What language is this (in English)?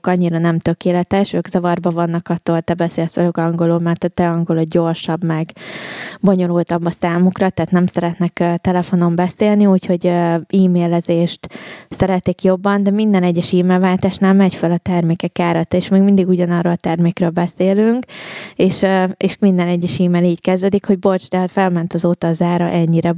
Hungarian